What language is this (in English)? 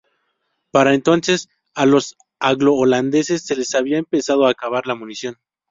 Spanish